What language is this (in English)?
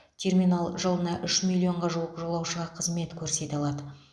Kazakh